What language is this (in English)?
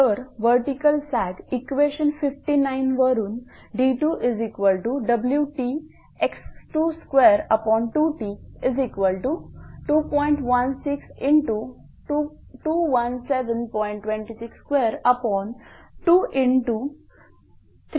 Marathi